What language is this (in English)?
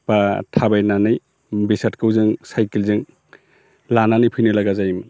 Bodo